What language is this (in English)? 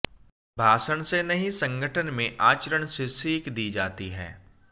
Hindi